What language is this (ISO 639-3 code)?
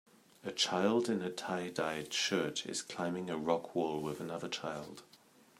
eng